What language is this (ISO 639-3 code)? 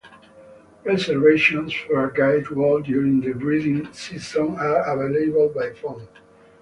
eng